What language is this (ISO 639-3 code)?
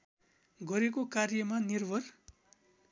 nep